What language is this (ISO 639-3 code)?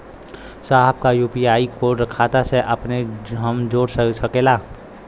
bho